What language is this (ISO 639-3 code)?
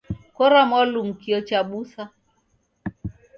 dav